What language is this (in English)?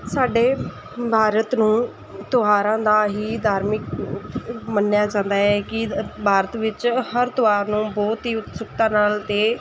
Punjabi